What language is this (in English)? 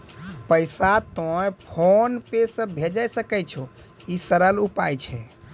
Maithili